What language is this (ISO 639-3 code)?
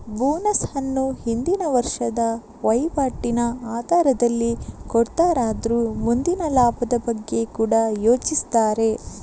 kan